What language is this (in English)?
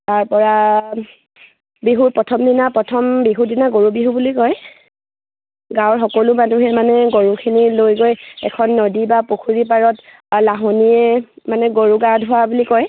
Assamese